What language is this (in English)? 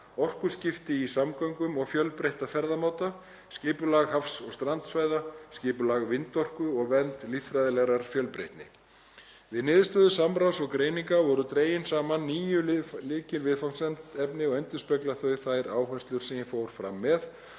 Icelandic